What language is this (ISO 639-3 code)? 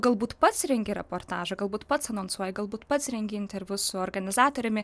lit